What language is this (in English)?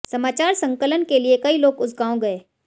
Hindi